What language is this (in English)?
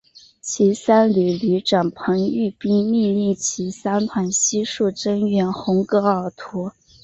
Chinese